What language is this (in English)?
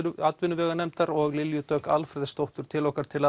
Icelandic